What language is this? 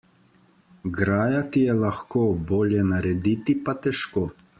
Slovenian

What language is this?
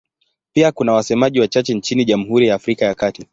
Swahili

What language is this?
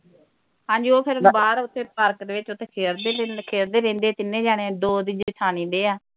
Punjabi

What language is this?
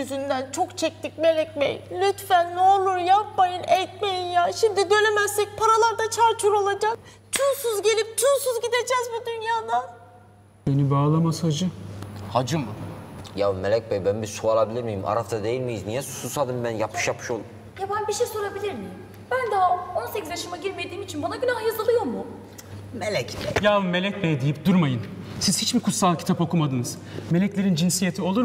Turkish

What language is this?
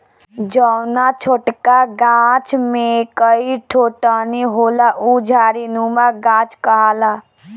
Bhojpuri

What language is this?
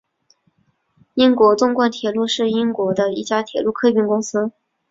Chinese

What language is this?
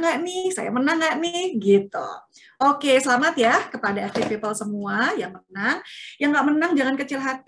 Indonesian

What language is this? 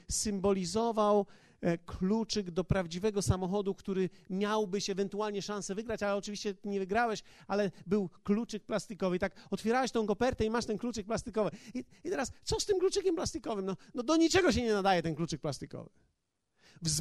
Polish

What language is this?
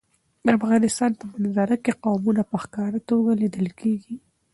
Pashto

